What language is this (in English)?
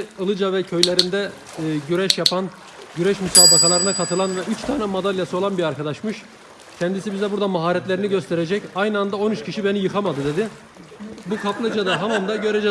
Turkish